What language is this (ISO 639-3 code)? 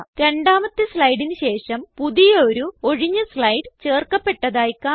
mal